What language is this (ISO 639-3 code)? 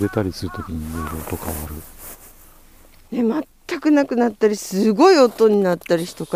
jpn